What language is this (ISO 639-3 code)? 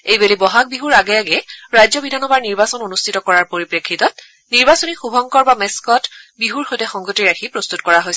asm